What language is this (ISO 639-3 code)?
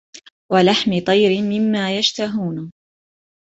ara